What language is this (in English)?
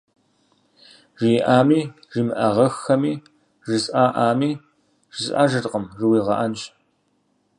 Kabardian